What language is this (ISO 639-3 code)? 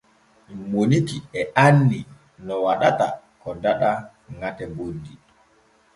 fue